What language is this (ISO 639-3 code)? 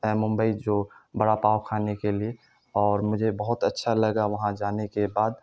urd